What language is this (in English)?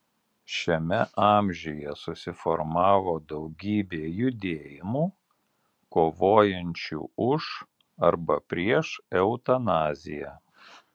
Lithuanian